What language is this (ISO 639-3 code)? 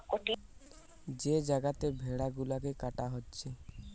ben